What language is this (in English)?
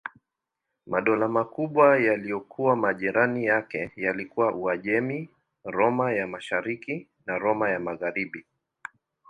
Swahili